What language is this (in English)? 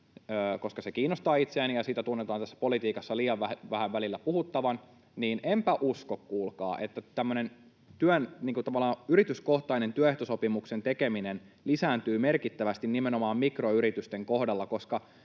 Finnish